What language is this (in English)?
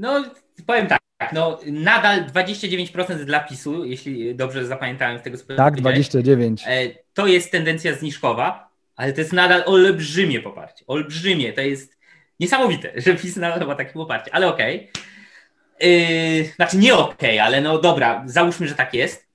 Polish